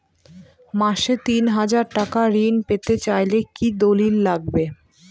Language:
Bangla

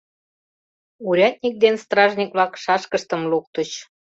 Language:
Mari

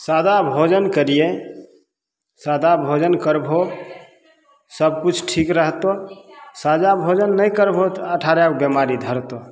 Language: Maithili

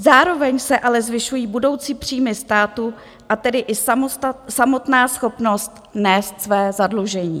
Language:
Czech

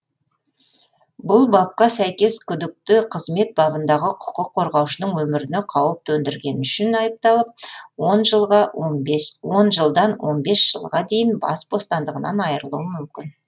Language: Kazakh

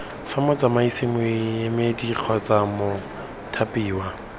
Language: Tswana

